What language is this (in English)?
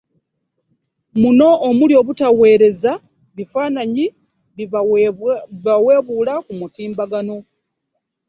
Ganda